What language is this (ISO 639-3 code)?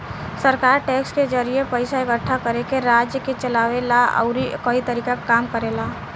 bho